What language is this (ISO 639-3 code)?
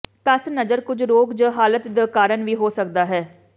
pan